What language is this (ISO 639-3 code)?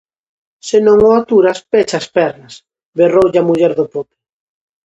glg